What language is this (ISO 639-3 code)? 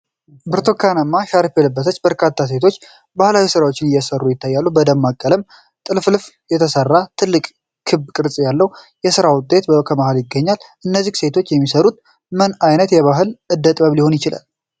amh